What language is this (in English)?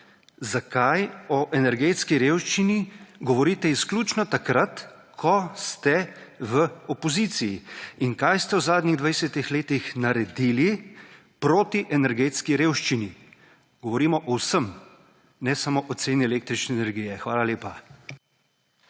Slovenian